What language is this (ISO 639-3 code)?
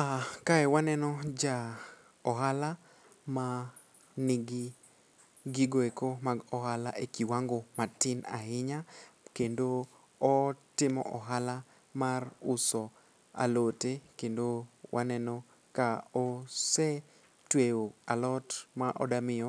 luo